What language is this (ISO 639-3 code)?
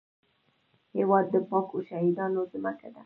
pus